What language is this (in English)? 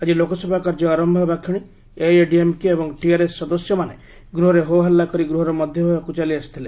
Odia